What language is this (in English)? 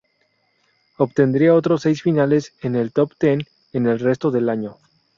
Spanish